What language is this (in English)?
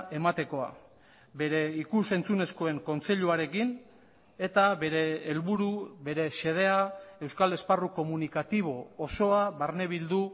Basque